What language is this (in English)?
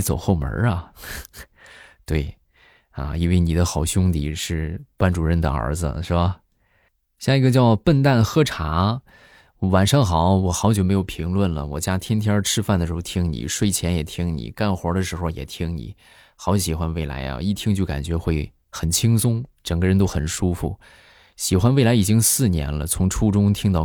Chinese